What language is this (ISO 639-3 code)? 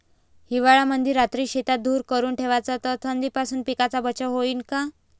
mar